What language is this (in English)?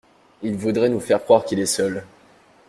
French